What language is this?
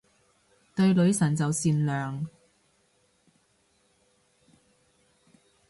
Cantonese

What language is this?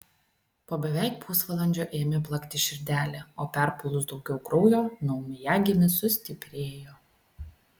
Lithuanian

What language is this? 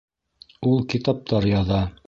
Bashkir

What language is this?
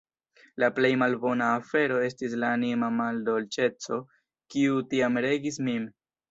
Esperanto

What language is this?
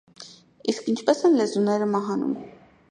Armenian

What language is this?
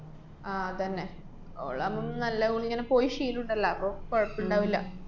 Malayalam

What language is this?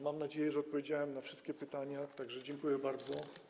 Polish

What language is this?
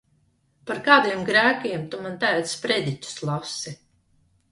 Latvian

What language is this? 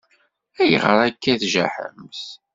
Kabyle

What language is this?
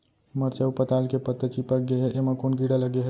Chhattisgarhi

